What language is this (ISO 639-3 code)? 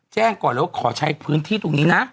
tha